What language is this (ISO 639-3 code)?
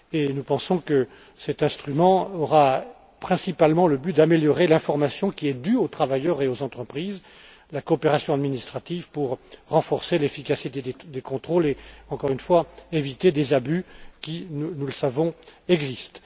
fra